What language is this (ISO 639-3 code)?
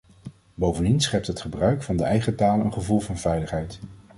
nld